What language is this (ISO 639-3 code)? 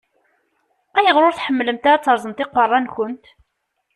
kab